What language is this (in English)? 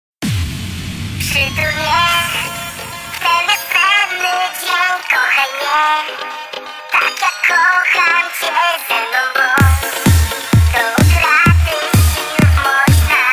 Dutch